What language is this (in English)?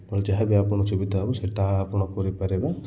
Odia